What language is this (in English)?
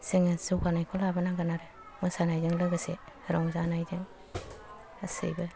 Bodo